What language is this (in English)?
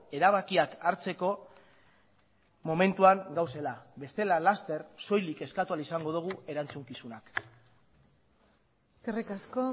Basque